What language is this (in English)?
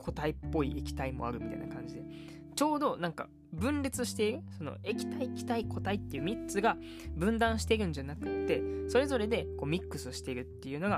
Japanese